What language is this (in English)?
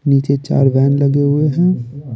Hindi